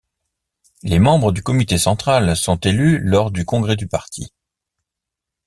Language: French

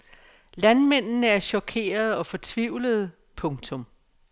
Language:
Danish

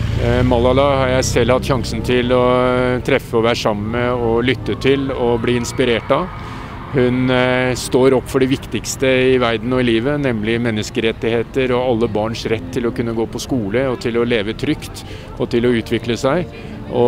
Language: Norwegian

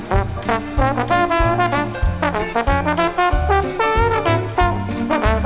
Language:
Thai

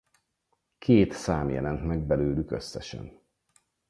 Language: Hungarian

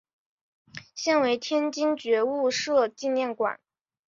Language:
Chinese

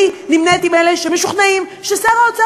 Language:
Hebrew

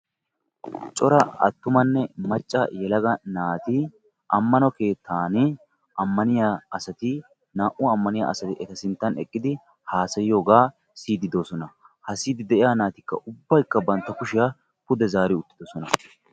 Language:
Wolaytta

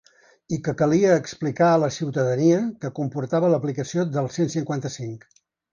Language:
Catalan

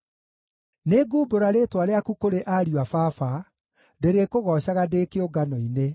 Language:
Kikuyu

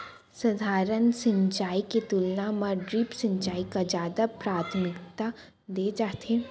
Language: Chhattisgarhi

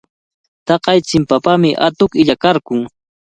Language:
Cajatambo North Lima Quechua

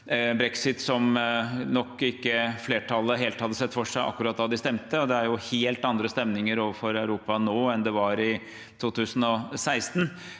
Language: Norwegian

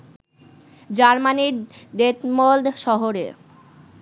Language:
Bangla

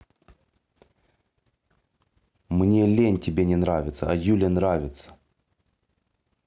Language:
Russian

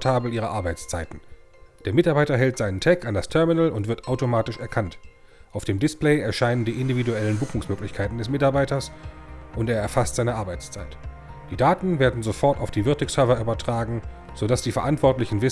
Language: German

